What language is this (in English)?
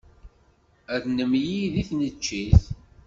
Kabyle